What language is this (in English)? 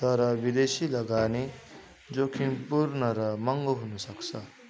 Nepali